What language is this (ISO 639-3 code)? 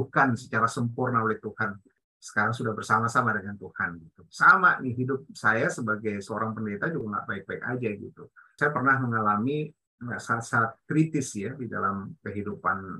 ind